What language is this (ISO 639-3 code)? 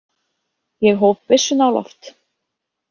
isl